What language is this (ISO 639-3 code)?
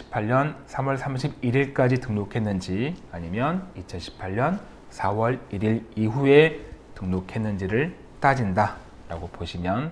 kor